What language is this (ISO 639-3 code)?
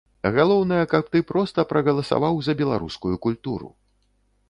bel